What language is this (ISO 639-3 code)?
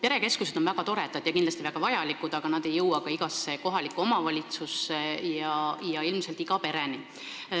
est